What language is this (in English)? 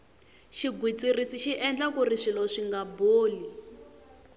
Tsonga